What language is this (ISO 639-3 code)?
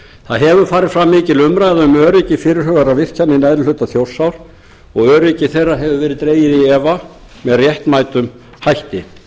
isl